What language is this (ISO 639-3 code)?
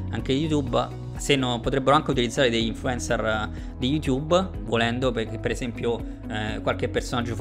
ita